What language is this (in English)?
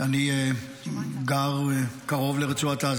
Hebrew